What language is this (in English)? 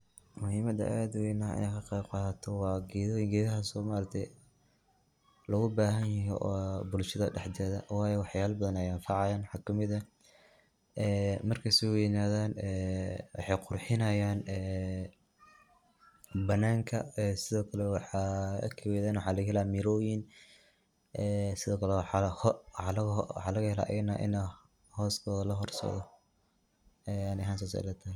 Somali